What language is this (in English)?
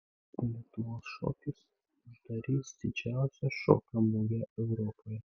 Lithuanian